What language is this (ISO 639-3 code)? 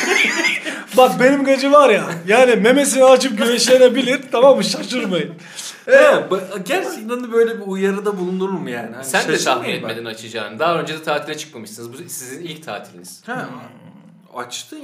tur